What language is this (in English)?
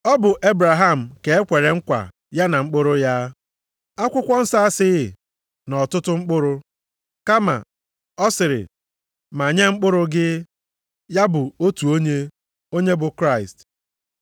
Igbo